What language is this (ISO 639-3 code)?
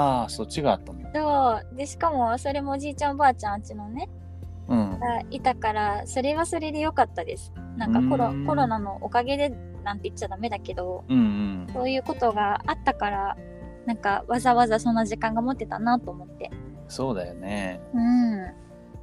jpn